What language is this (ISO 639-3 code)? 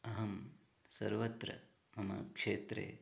san